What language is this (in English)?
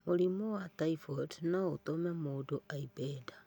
Kikuyu